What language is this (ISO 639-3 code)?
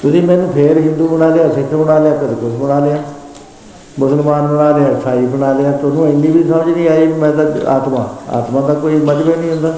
pan